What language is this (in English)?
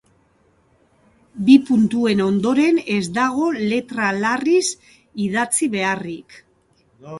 Basque